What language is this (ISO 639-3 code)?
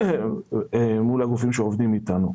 heb